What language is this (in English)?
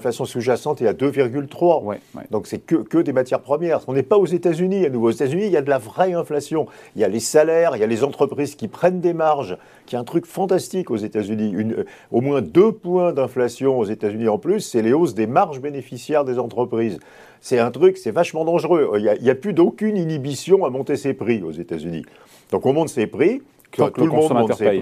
French